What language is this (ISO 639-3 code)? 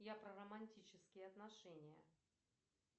rus